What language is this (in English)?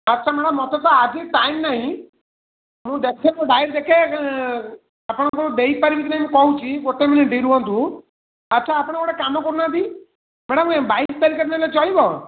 Odia